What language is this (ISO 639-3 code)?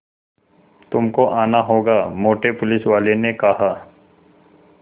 hin